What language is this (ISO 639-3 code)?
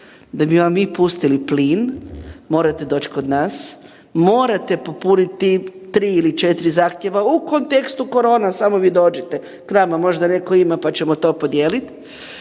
hrv